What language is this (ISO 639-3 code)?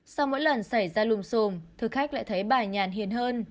vie